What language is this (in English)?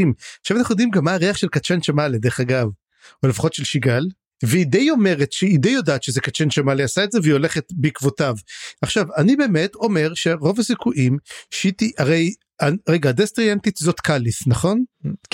Hebrew